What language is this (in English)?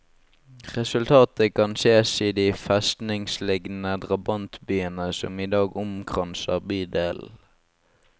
Norwegian